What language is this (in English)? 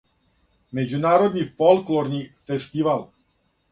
Serbian